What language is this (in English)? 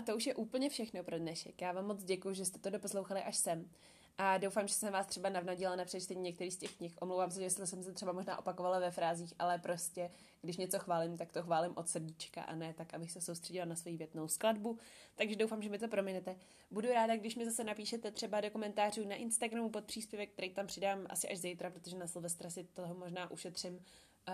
Czech